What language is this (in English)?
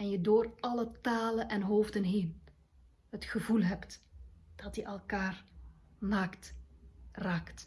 Dutch